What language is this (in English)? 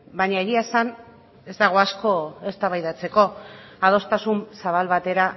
Basque